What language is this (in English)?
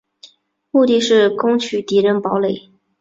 Chinese